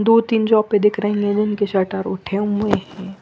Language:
Hindi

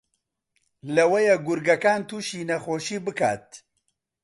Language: Central Kurdish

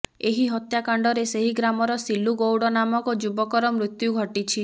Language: Odia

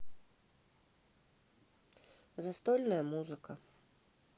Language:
Russian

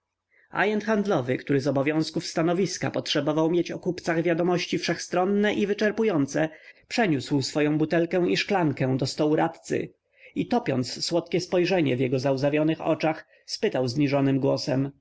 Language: Polish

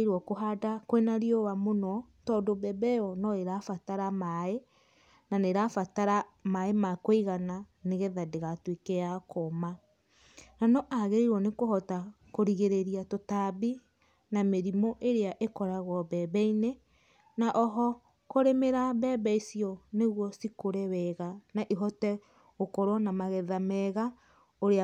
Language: Kikuyu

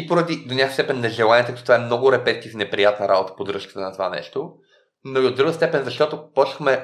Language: Bulgarian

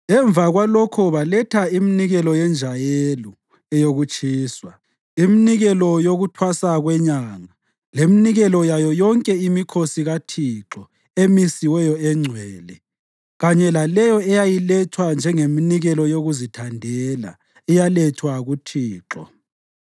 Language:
North Ndebele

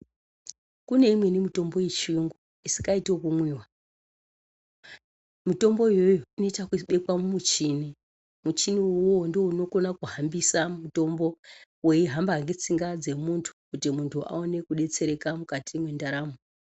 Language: Ndau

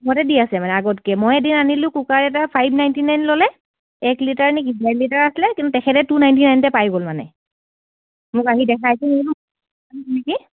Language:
Assamese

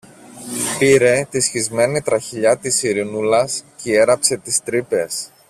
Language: Greek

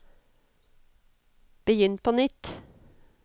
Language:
Norwegian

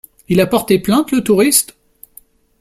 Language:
French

